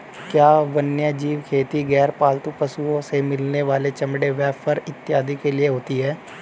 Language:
Hindi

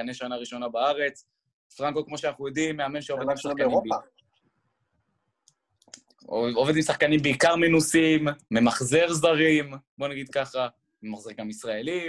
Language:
Hebrew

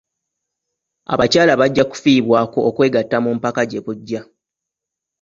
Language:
Ganda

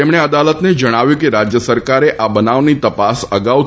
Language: Gujarati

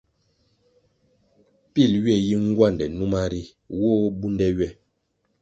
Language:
Kwasio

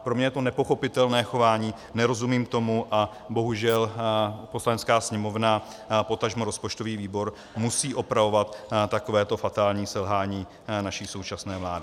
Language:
Czech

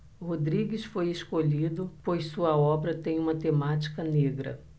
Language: Portuguese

